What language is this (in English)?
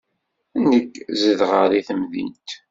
Kabyle